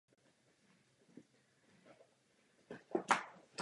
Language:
Czech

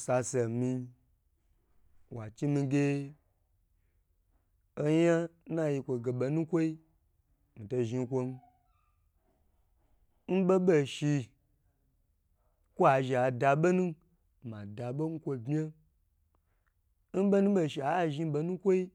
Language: Gbagyi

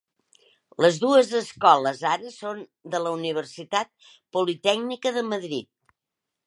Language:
Catalan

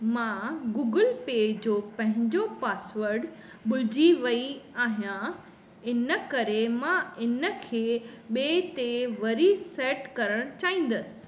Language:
Sindhi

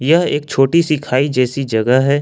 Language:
Hindi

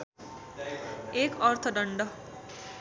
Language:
Nepali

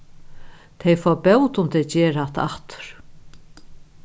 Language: Faroese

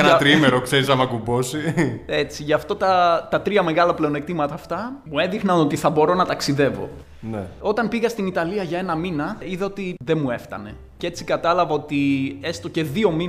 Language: Greek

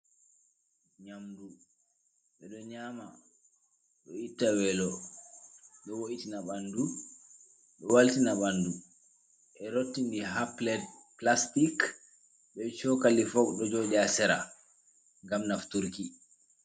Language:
Fula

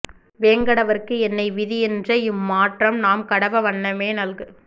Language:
Tamil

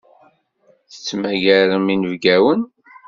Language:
Kabyle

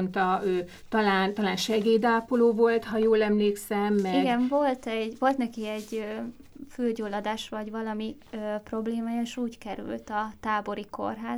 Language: Hungarian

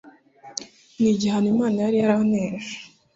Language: Kinyarwanda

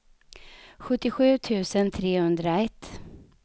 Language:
Swedish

